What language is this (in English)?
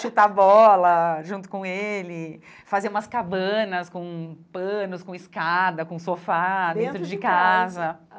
Portuguese